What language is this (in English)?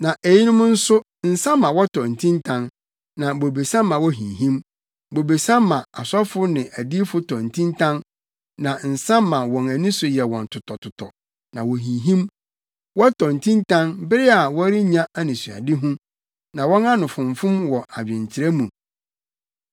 Akan